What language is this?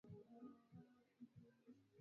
Swahili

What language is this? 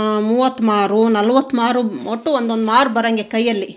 Kannada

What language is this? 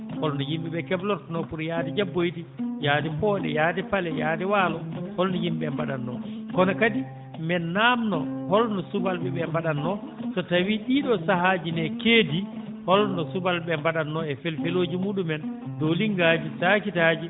Fula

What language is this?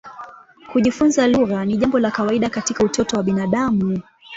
Swahili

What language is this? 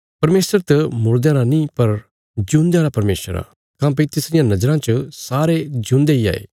Bilaspuri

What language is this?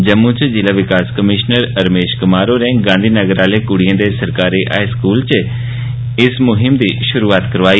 Dogri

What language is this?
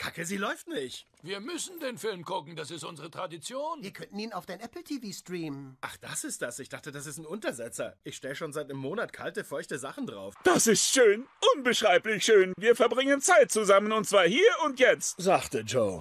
German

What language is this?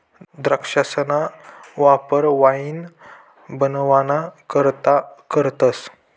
Marathi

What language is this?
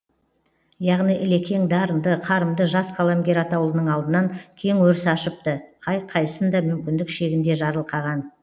Kazakh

